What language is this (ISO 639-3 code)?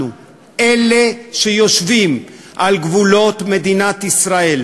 heb